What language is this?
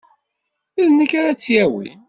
Kabyle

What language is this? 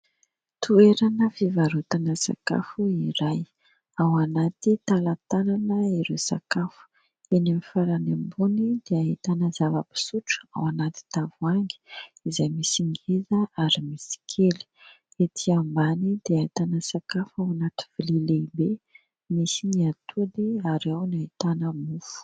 Malagasy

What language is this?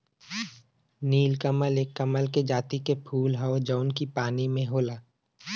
Bhojpuri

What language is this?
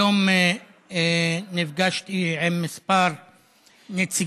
Hebrew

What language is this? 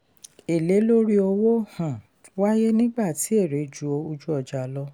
Yoruba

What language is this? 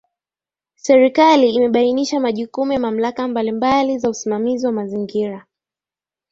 Swahili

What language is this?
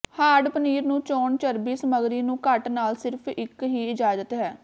Punjabi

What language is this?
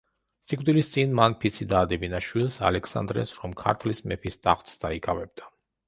Georgian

